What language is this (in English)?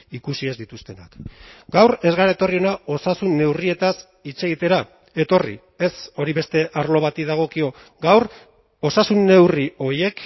Basque